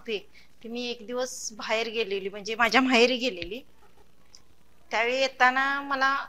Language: Arabic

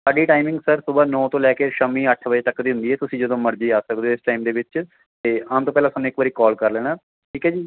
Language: Punjabi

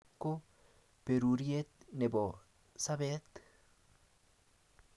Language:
Kalenjin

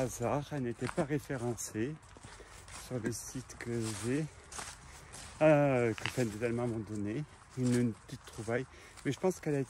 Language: French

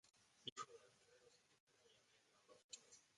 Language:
Spanish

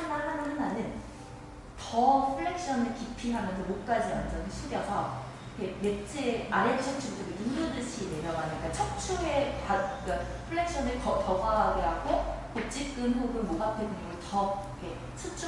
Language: Korean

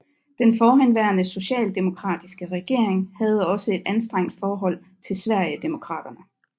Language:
Danish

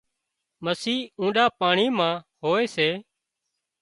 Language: Wadiyara Koli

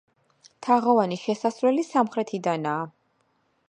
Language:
Georgian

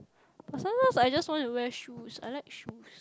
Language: English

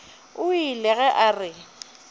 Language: Northern Sotho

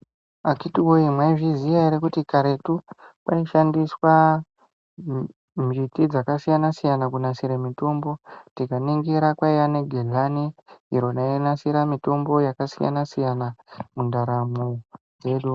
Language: Ndau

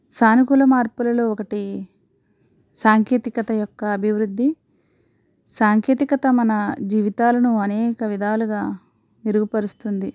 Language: Telugu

